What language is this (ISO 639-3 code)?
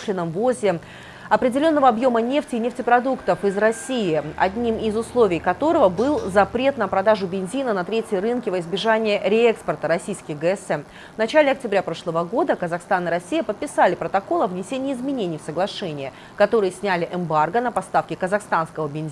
rus